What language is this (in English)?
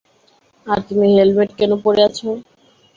Bangla